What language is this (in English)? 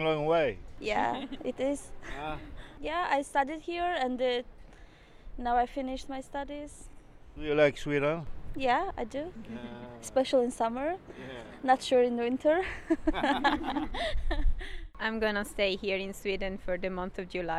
Swedish